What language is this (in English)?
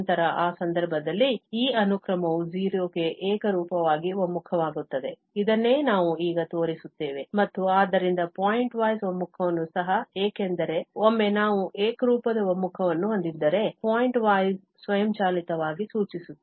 Kannada